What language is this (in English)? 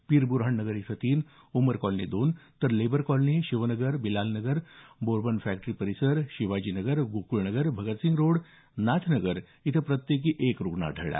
Marathi